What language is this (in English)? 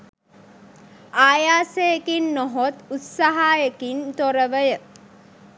Sinhala